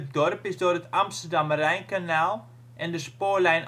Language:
Dutch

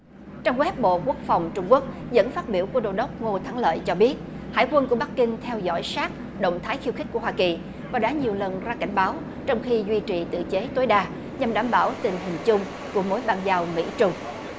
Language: Vietnamese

